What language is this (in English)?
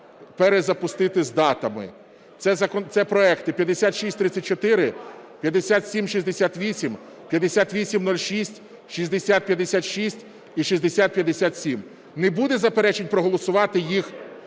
Ukrainian